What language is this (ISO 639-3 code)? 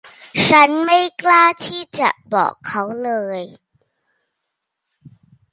tha